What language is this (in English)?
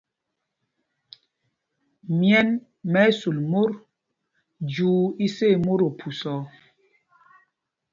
Mpumpong